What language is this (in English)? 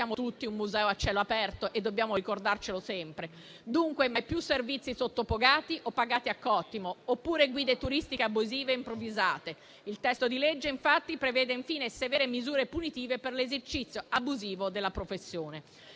Italian